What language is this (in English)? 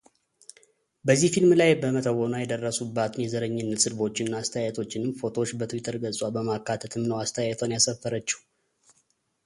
Amharic